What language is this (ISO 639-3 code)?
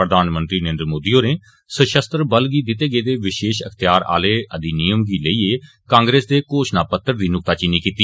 doi